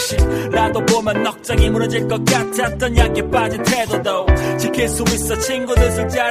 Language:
Korean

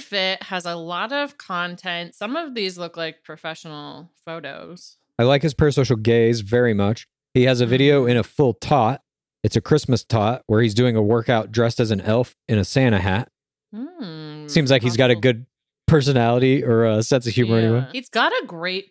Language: English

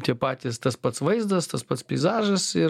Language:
Lithuanian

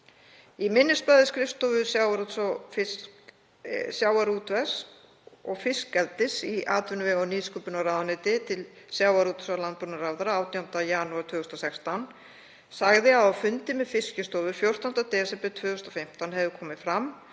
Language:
Icelandic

